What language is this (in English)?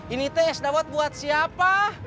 Indonesian